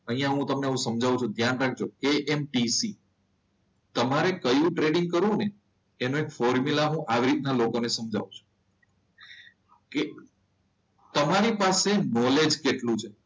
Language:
Gujarati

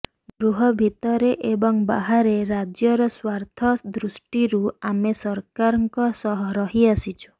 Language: Odia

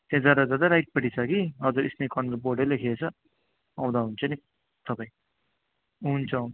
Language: Nepali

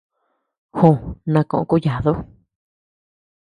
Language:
Tepeuxila Cuicatec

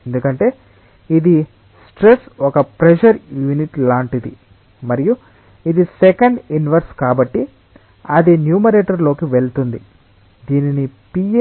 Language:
Telugu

